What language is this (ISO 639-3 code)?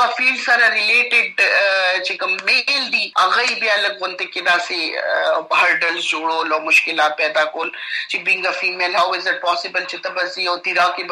urd